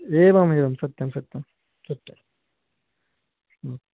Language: Sanskrit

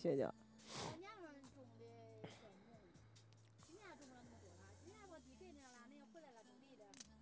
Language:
Chinese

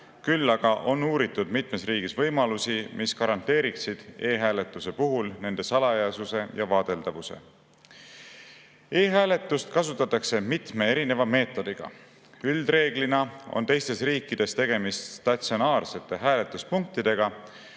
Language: Estonian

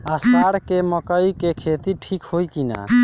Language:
Bhojpuri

